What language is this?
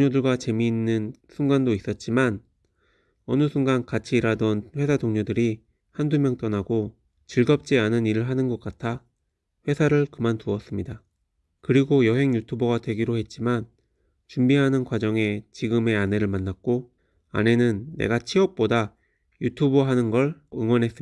Korean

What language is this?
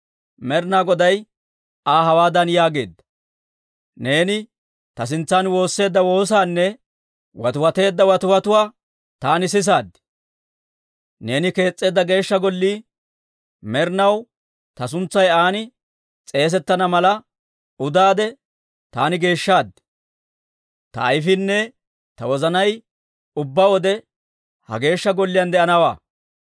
Dawro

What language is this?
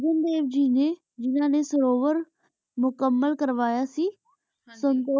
Punjabi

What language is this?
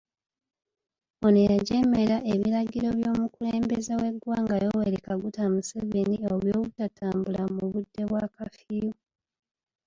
Ganda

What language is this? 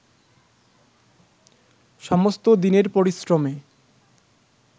Bangla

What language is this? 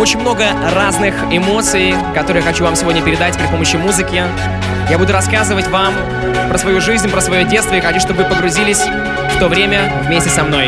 Russian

